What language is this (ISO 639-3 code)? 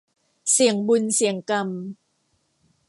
tha